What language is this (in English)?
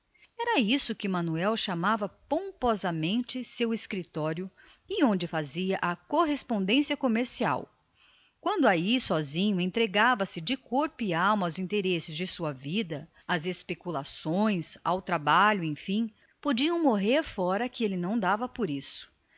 Portuguese